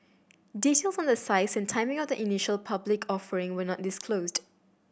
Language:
English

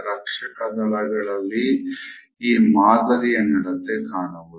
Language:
Kannada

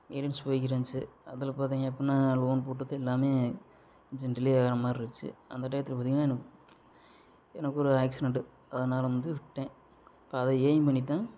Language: Tamil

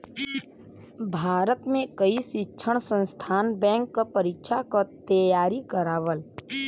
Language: Bhojpuri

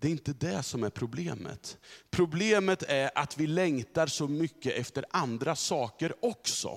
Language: Swedish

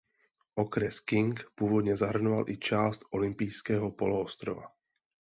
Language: Czech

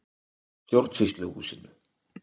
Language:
Icelandic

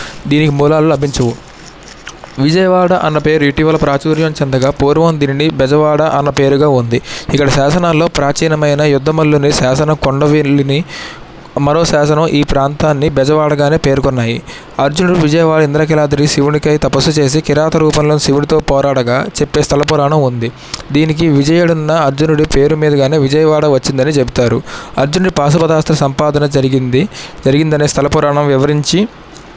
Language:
Telugu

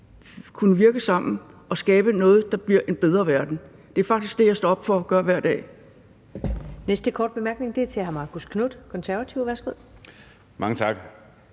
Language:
Danish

